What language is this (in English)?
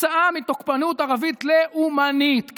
Hebrew